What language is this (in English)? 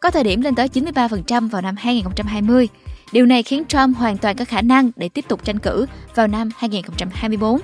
Vietnamese